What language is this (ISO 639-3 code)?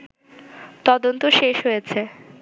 ben